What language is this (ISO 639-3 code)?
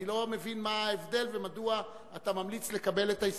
heb